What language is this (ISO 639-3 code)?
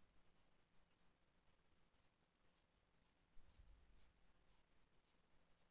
fra